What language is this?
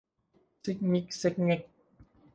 Thai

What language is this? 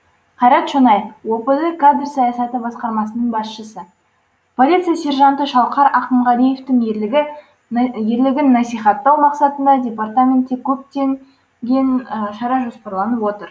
Kazakh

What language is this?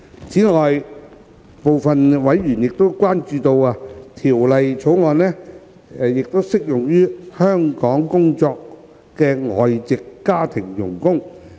Cantonese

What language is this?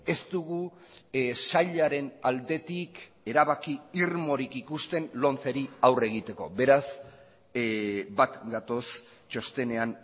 Basque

